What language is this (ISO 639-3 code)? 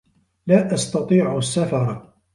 ara